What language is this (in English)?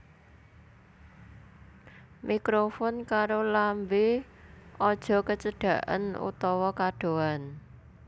Javanese